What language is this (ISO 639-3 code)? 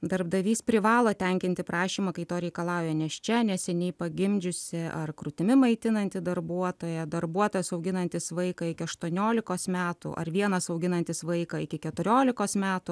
lit